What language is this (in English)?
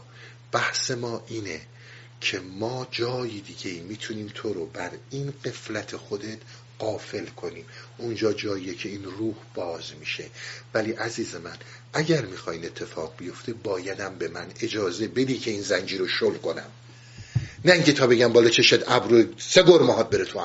Persian